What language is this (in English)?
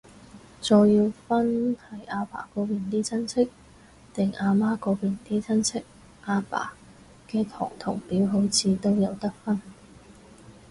Cantonese